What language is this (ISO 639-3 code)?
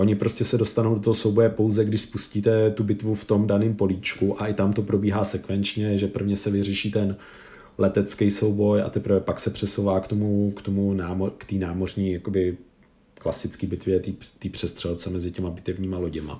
ces